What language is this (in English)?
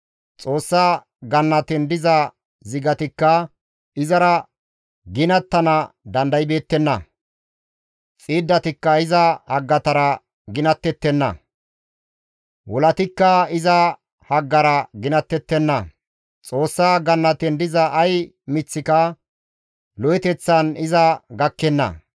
Gamo